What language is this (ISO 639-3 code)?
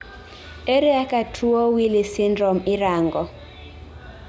luo